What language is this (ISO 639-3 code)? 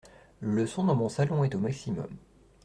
fra